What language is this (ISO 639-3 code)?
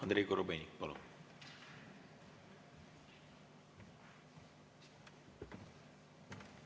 est